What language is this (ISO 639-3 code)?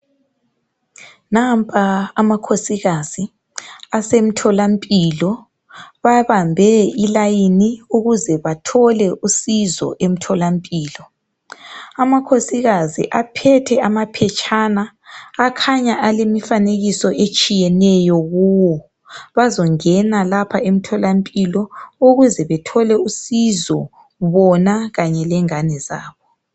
nde